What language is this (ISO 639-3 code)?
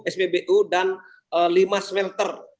ind